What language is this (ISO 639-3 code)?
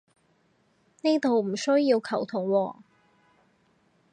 yue